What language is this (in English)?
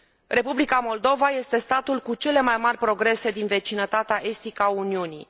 Romanian